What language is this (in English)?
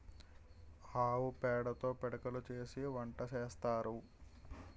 Telugu